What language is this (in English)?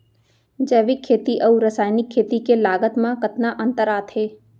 Chhattisgarhi